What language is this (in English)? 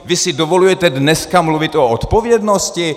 Czech